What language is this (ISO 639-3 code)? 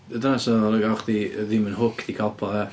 cym